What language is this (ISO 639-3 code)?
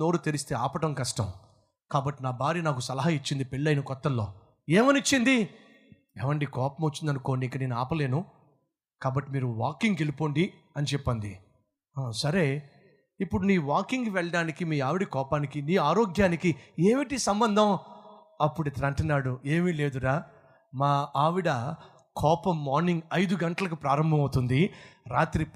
tel